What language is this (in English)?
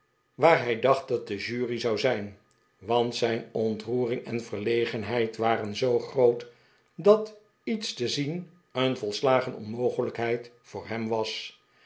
Dutch